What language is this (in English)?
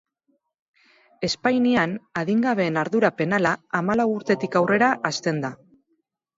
Basque